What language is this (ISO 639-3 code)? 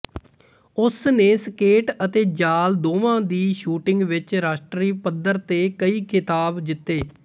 pan